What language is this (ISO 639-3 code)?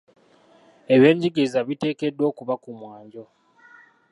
lug